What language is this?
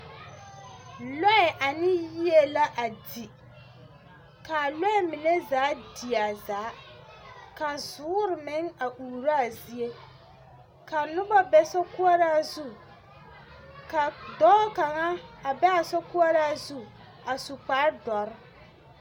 Southern Dagaare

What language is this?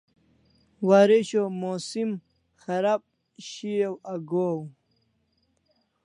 Kalasha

